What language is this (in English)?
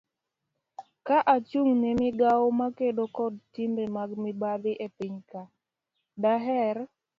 Luo (Kenya and Tanzania)